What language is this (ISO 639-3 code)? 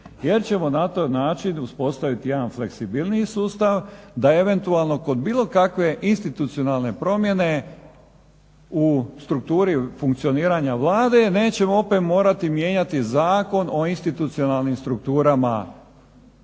hrv